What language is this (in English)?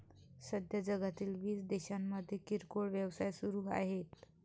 Marathi